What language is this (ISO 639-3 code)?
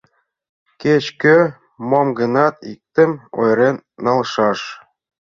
chm